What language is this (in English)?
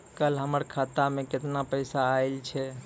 Maithili